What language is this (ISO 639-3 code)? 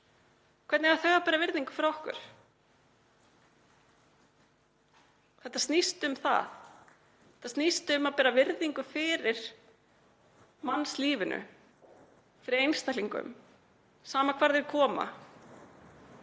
isl